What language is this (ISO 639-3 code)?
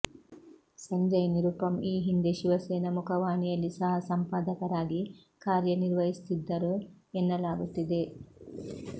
kan